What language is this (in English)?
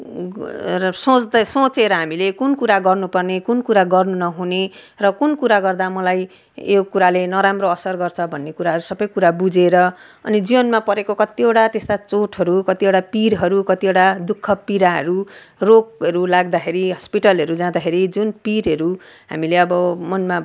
Nepali